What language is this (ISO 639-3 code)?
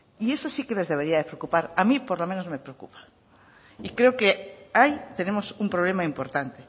spa